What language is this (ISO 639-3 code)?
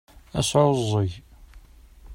kab